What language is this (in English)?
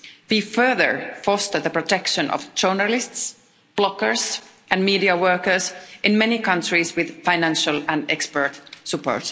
English